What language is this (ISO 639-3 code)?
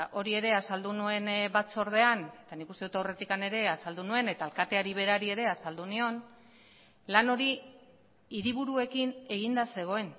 eus